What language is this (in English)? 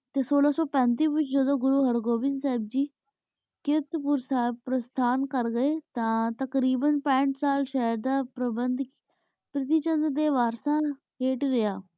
Punjabi